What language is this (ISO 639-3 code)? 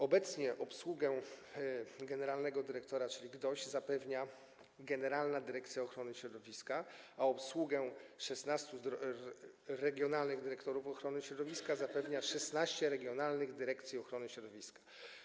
pol